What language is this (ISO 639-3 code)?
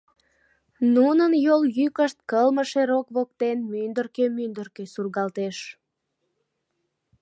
chm